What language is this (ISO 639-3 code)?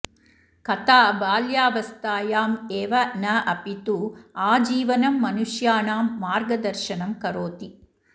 san